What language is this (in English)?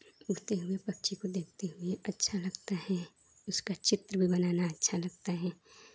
Hindi